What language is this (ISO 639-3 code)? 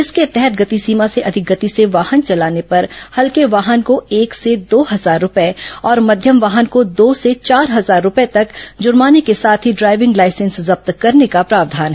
hin